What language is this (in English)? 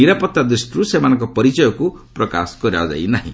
Odia